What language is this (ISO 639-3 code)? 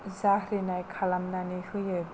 brx